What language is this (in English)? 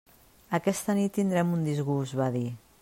Catalan